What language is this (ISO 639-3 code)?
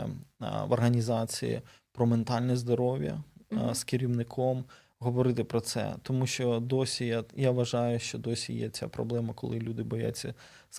ukr